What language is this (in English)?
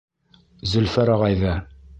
Bashkir